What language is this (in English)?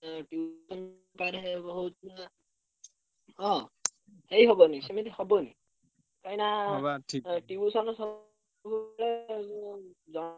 Odia